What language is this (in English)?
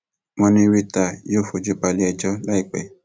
Yoruba